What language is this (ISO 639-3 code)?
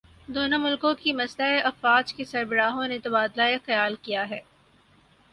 urd